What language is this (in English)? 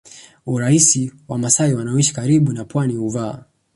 Swahili